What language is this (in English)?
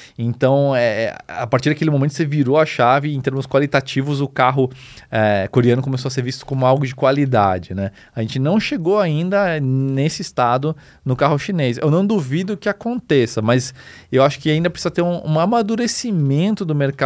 Portuguese